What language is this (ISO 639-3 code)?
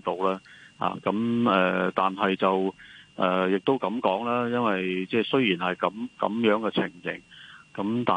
zho